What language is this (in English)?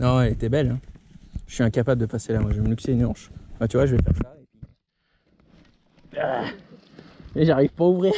French